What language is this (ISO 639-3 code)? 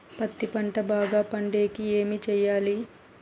tel